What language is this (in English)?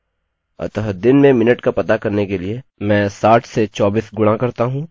Hindi